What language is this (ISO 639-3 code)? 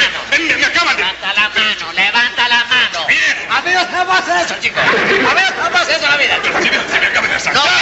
spa